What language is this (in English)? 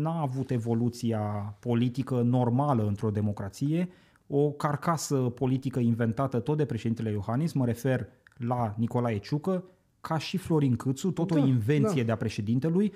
Romanian